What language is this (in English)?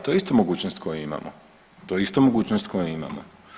Croatian